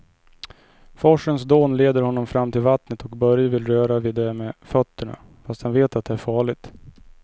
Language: Swedish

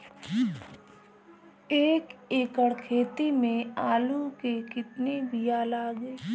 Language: Bhojpuri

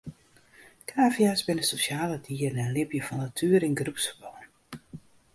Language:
Western Frisian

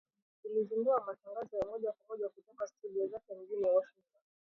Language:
Swahili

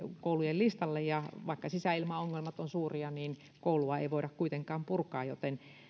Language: Finnish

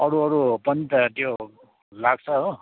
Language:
Nepali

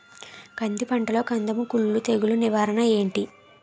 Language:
Telugu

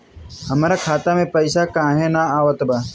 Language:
Bhojpuri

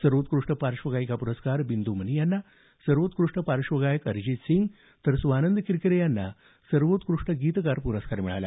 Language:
Marathi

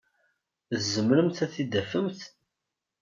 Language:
Kabyle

